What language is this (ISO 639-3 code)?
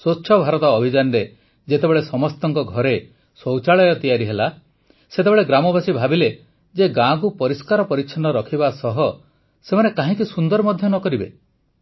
ori